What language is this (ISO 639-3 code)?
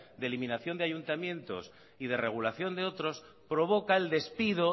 spa